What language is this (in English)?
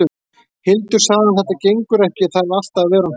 Icelandic